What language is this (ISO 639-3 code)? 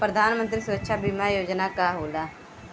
bho